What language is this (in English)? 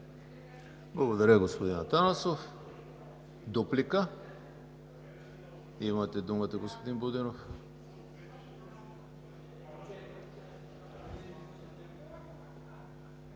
Bulgarian